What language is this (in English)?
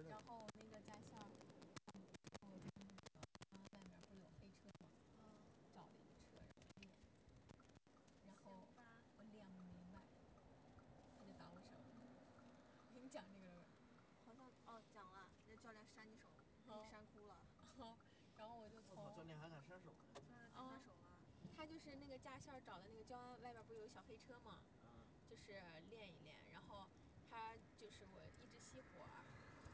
Chinese